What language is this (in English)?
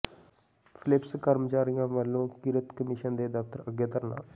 Punjabi